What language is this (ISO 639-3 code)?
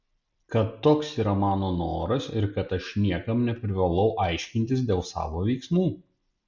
lit